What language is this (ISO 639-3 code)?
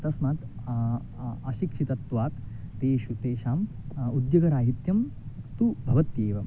san